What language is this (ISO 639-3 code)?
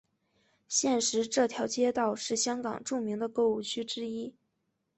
zho